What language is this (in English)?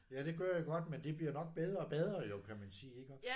Danish